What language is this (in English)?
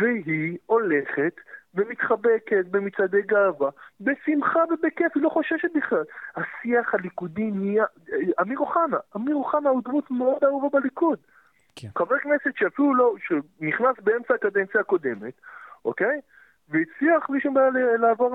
Hebrew